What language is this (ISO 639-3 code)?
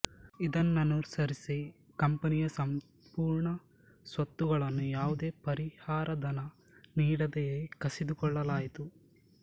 kan